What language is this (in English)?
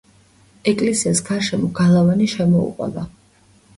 Georgian